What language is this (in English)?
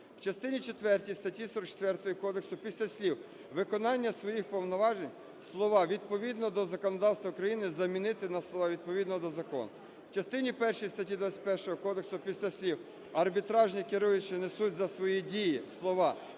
Ukrainian